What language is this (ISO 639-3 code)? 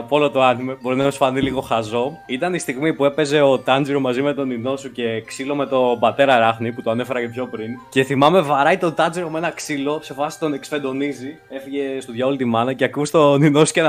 ell